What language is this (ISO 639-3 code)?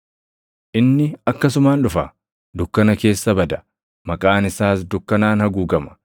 orm